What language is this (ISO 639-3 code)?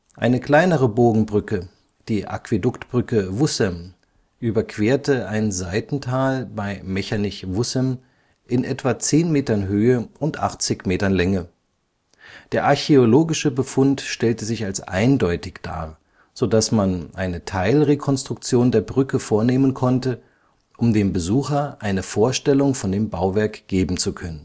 deu